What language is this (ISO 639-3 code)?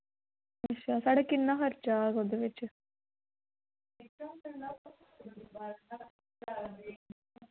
doi